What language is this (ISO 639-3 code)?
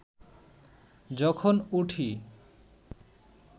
ben